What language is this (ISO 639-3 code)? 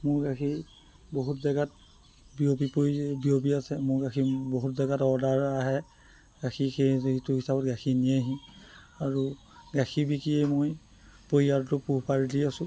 asm